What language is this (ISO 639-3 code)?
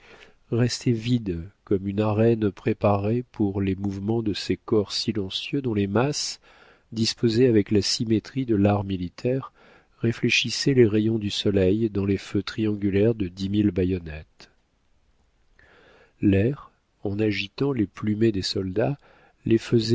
fra